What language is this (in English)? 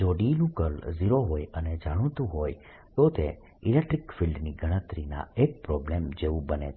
Gujarati